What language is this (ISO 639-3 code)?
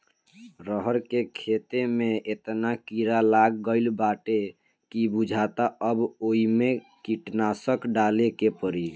bho